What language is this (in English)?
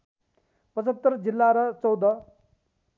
Nepali